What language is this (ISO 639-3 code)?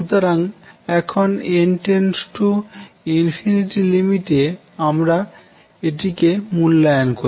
ben